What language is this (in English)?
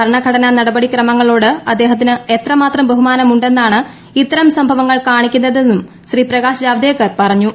Malayalam